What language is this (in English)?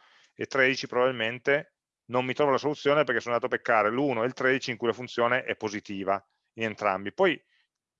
Italian